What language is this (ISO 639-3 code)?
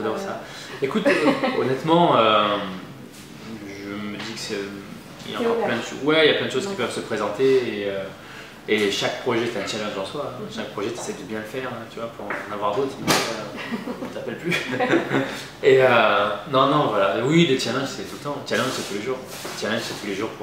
fra